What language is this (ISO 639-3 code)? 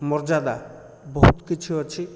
ori